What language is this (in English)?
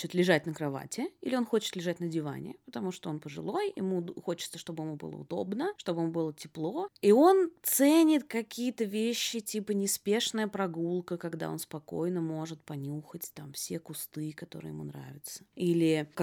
Russian